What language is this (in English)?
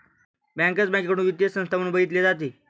Marathi